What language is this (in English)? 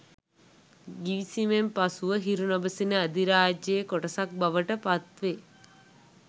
Sinhala